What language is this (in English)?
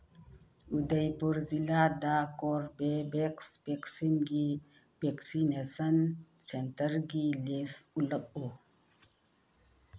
Manipuri